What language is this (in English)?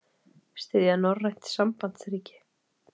Icelandic